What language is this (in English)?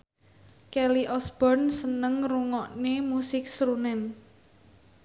Javanese